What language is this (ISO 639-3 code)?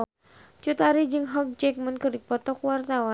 sun